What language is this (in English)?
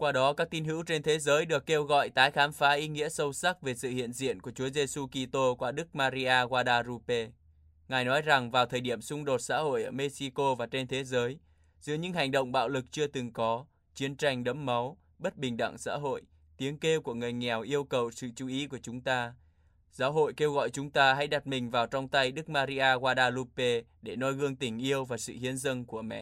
Vietnamese